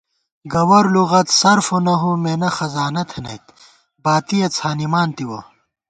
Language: Gawar-Bati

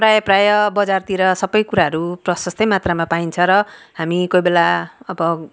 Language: Nepali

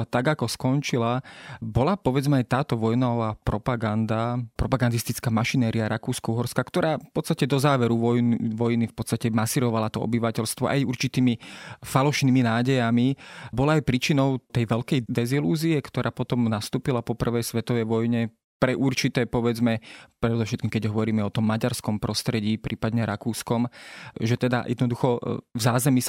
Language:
Slovak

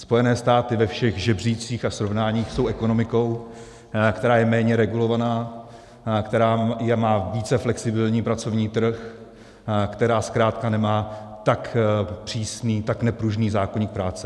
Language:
Czech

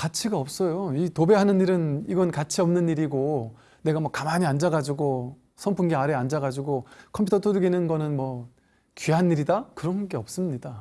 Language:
Korean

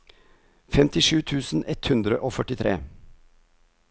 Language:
Norwegian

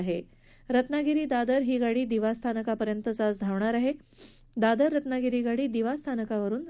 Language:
Marathi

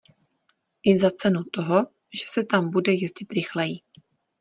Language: Czech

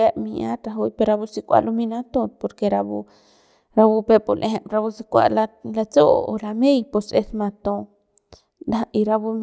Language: Central Pame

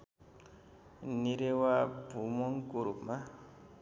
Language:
Nepali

